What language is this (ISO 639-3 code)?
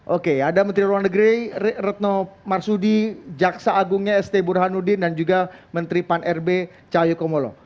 ind